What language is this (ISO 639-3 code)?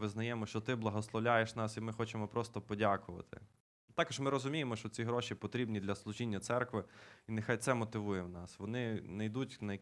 ukr